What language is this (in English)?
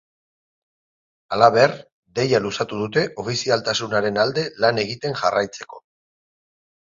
Basque